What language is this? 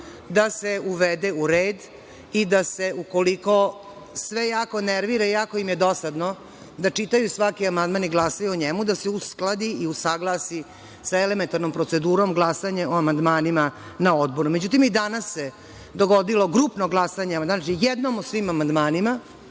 Serbian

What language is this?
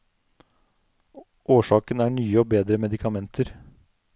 Norwegian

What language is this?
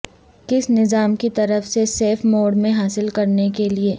Urdu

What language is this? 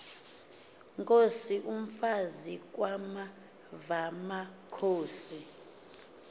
Xhosa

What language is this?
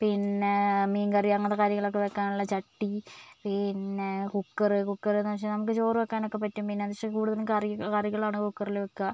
Malayalam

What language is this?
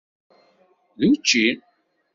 Kabyle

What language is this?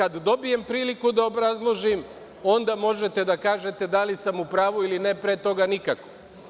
Serbian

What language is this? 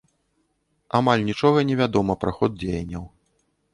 Belarusian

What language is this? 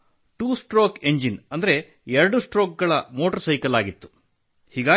Kannada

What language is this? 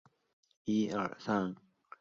Chinese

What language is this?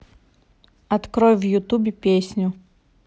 Russian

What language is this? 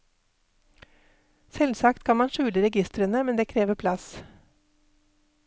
Norwegian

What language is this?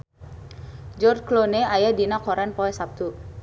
Sundanese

